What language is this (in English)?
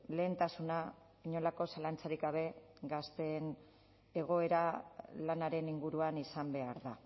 Basque